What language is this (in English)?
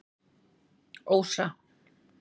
Icelandic